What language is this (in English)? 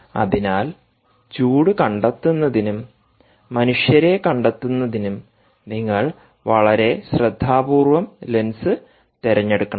Malayalam